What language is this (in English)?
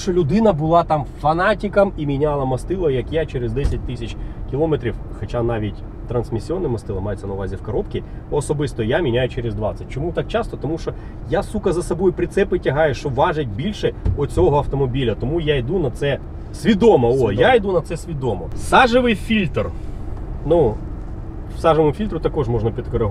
Ukrainian